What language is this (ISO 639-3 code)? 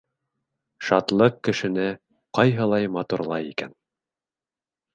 bak